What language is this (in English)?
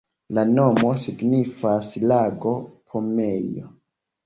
Esperanto